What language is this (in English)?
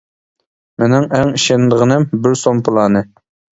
Uyghur